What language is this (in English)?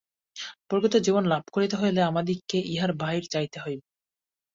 Bangla